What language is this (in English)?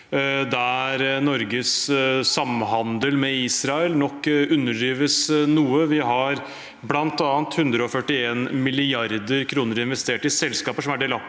Norwegian